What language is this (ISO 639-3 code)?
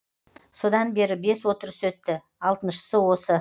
kaz